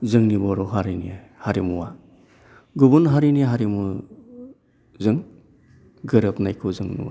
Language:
Bodo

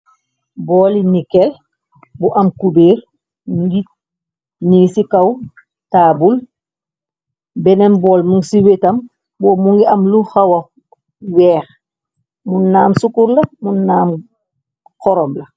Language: Wolof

